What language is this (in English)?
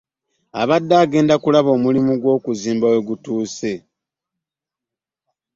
Ganda